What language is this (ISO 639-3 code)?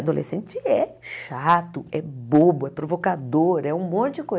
por